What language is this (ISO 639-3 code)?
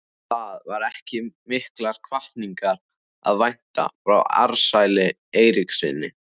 isl